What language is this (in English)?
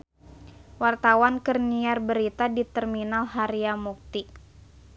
Sundanese